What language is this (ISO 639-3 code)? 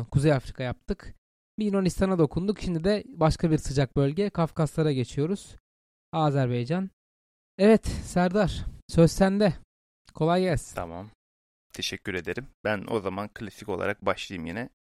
tur